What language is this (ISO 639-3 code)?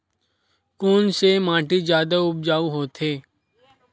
hne